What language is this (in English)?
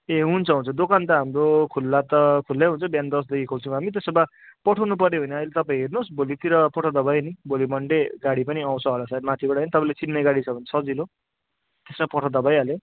Nepali